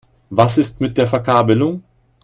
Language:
German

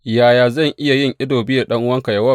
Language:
Hausa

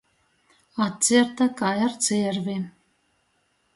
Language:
Latgalian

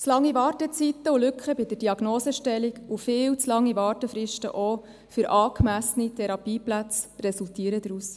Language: Swiss German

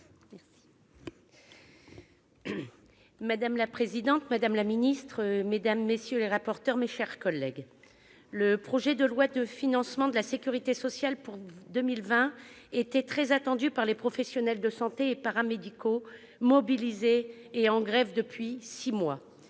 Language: French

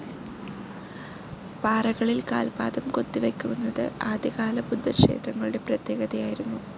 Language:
Malayalam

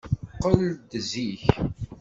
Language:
Kabyle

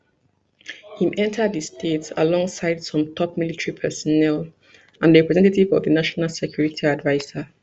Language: Nigerian Pidgin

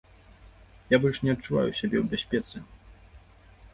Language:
Belarusian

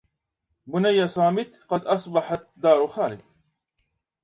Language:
Arabic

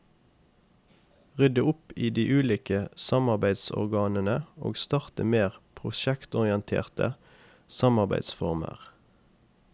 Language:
Norwegian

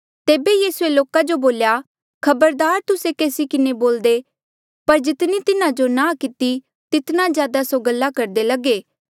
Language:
Mandeali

